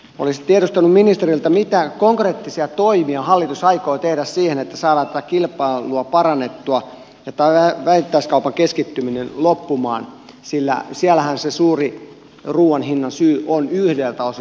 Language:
Finnish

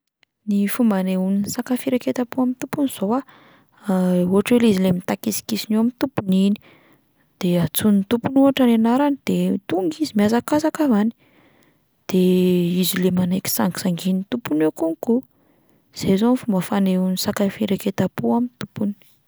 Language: Malagasy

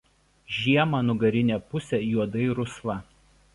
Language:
Lithuanian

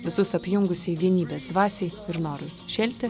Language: Lithuanian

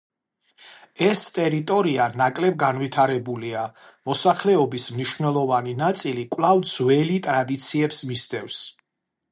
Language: Georgian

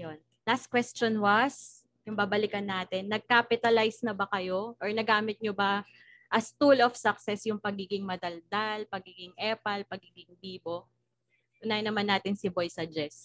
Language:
Filipino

